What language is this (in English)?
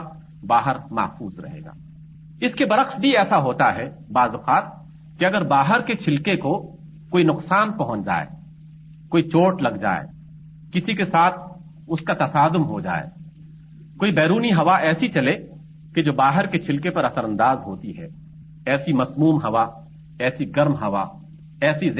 Urdu